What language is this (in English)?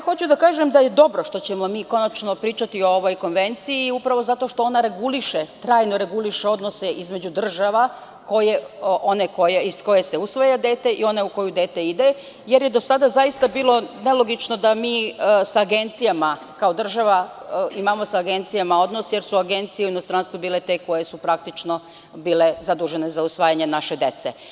Serbian